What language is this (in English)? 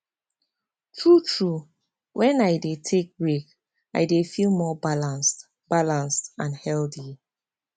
Nigerian Pidgin